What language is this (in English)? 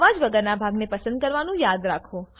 Gujarati